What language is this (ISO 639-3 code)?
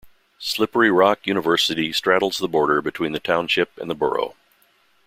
eng